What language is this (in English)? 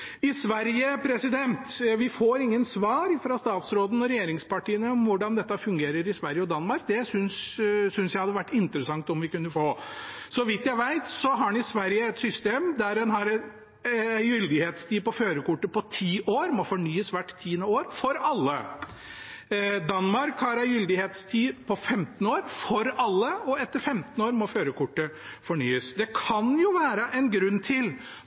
Norwegian Bokmål